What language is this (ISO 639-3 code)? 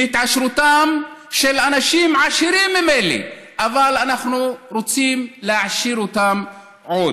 heb